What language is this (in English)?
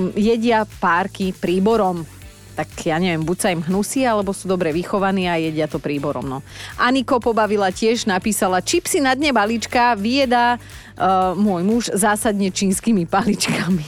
Slovak